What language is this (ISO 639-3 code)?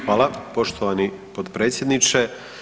hrv